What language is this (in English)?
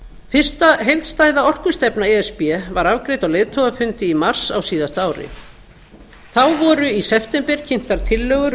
Icelandic